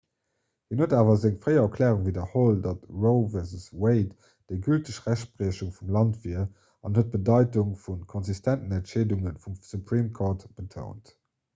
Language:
Luxembourgish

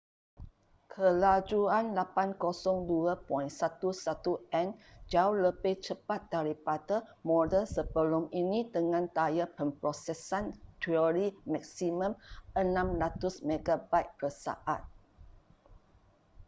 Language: Malay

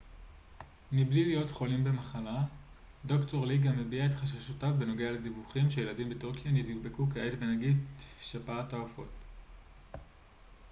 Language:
Hebrew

